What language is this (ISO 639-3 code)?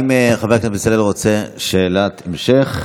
heb